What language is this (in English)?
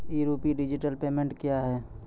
Maithili